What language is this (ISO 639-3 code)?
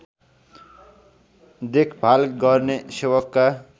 nep